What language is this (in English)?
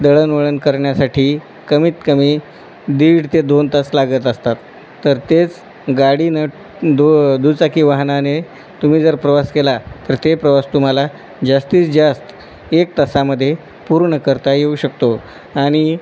Marathi